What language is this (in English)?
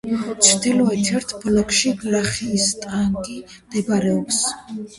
Georgian